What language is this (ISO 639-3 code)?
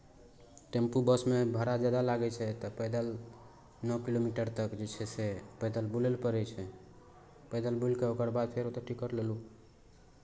mai